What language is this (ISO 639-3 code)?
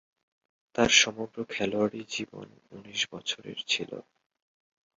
ben